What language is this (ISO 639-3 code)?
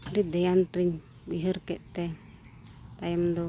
sat